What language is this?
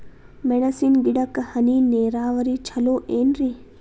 Kannada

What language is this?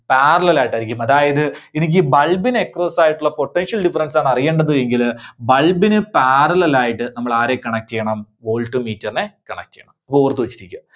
Malayalam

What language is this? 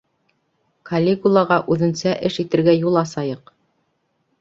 Bashkir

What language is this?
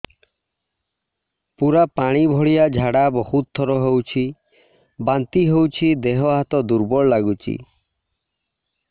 Odia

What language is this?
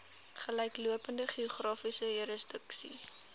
Afrikaans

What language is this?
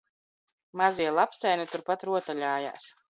Latvian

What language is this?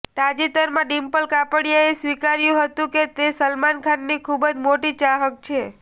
Gujarati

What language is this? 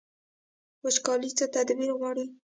Pashto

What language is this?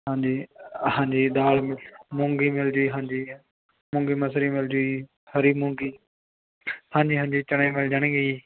Punjabi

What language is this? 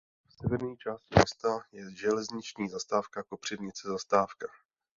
Czech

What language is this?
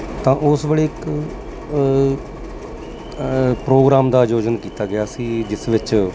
Punjabi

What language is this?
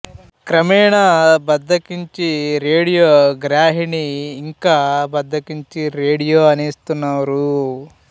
Telugu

